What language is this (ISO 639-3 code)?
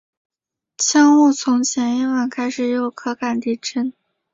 zho